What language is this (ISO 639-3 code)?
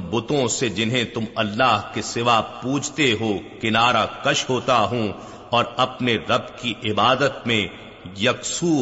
urd